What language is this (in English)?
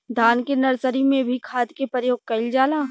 Bhojpuri